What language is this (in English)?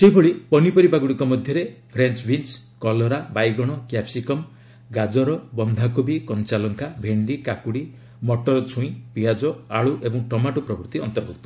Odia